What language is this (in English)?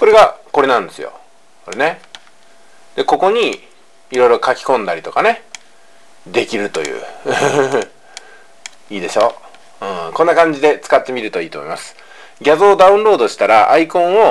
Japanese